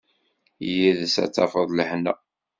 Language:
Kabyle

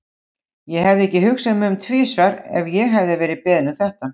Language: Icelandic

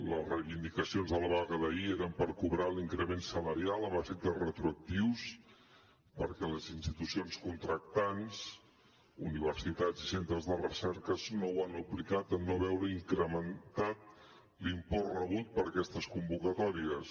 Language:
Catalan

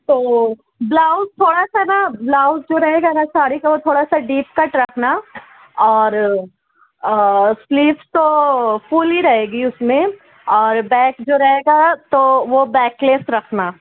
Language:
Urdu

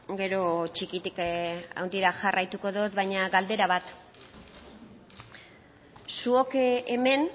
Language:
Basque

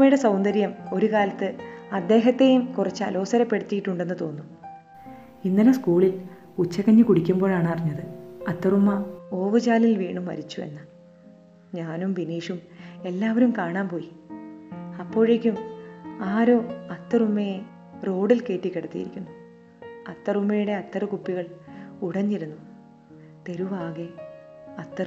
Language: Malayalam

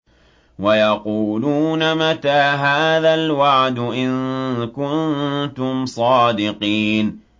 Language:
Arabic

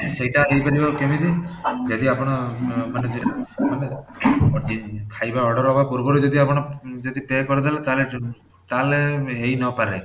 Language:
Odia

